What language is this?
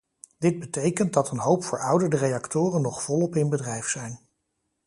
Dutch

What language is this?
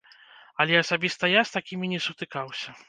Belarusian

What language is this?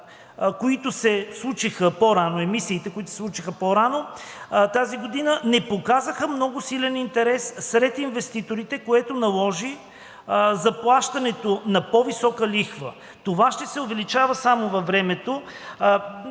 Bulgarian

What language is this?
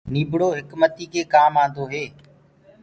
Gurgula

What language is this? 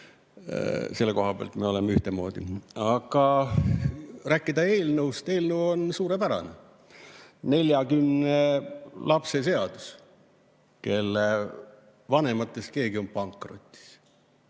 Estonian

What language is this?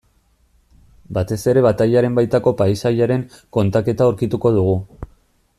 Basque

